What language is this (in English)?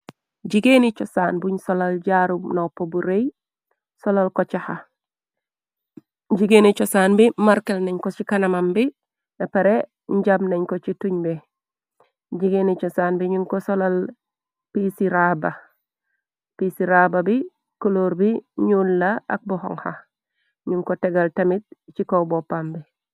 Wolof